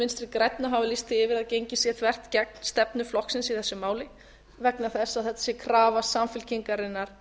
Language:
Icelandic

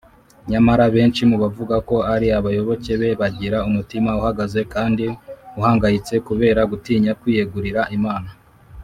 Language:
Kinyarwanda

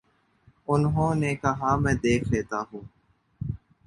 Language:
Urdu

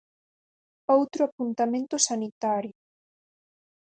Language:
Galician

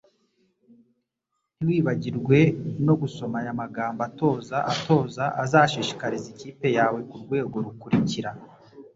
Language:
Kinyarwanda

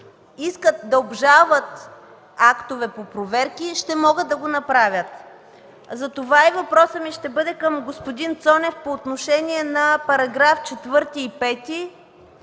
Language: Bulgarian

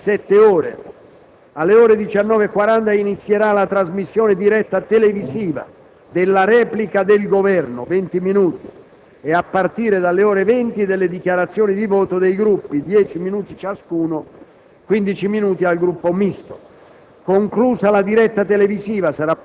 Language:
Italian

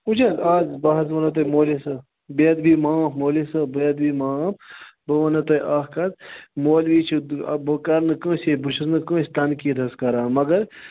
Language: Kashmiri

